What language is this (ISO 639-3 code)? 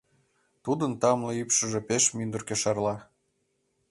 chm